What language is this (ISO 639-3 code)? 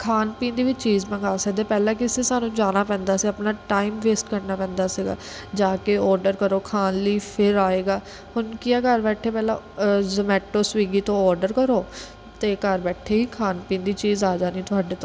pan